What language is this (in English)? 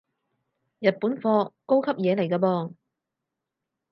Cantonese